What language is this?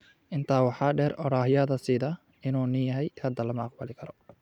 Somali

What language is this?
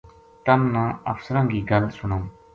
Gujari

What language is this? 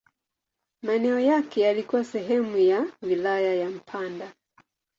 Swahili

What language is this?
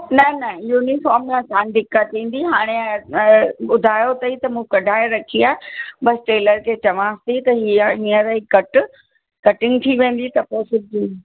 Sindhi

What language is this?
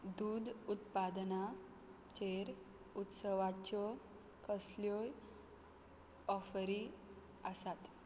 Konkani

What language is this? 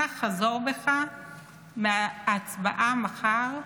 Hebrew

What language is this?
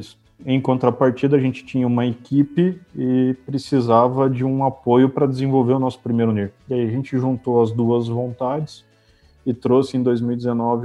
Portuguese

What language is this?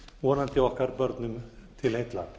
Icelandic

